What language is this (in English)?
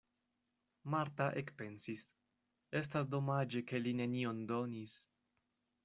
Esperanto